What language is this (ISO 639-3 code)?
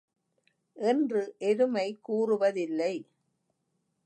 tam